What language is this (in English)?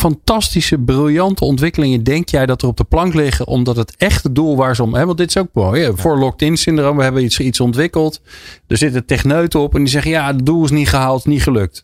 Dutch